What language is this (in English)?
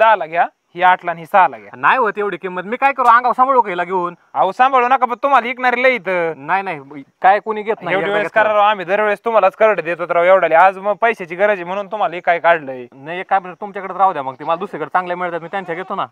Romanian